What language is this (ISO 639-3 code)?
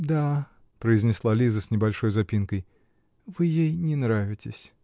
rus